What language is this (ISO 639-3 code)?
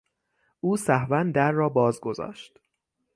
fas